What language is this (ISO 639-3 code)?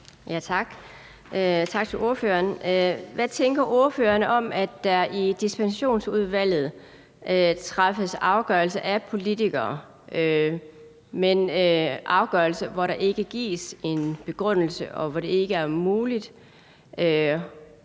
dan